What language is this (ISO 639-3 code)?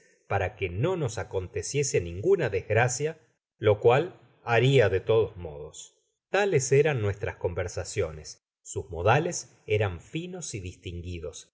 spa